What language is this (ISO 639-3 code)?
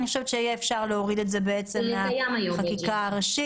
heb